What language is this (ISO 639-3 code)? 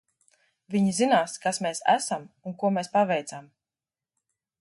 lav